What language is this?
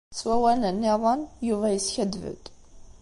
Kabyle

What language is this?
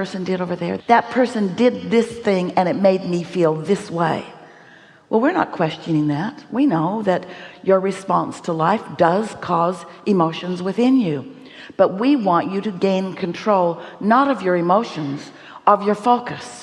English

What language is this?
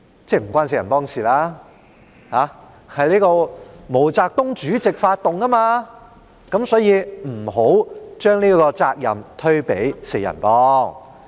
Cantonese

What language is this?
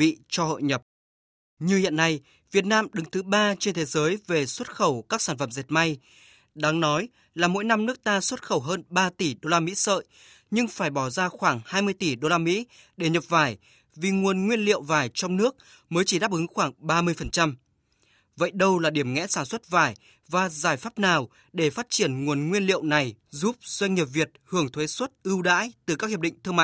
Vietnamese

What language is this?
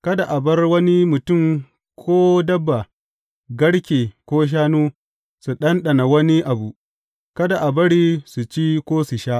Hausa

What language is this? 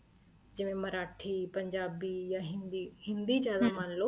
Punjabi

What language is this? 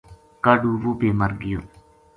Gujari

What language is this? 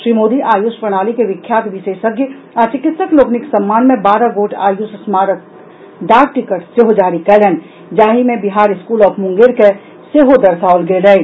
Maithili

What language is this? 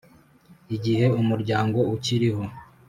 Kinyarwanda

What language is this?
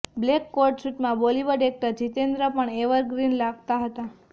Gujarati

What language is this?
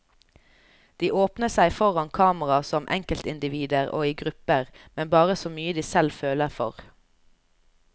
Norwegian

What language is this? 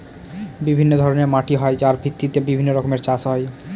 Bangla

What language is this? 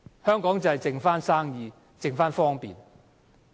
Cantonese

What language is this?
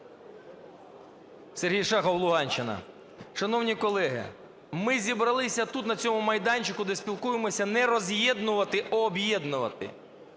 Ukrainian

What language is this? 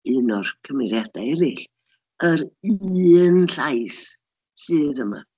Welsh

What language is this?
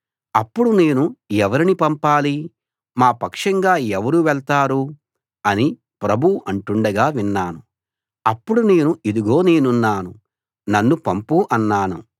Telugu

